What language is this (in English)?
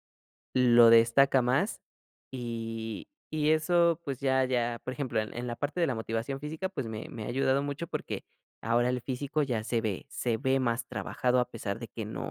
Spanish